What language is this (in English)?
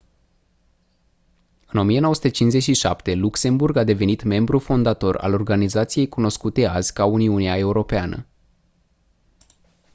Romanian